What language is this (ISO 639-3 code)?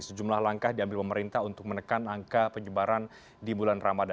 ind